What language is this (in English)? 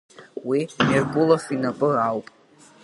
Abkhazian